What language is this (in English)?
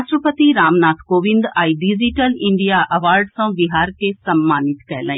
Maithili